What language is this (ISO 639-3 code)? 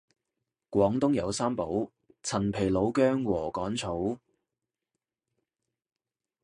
yue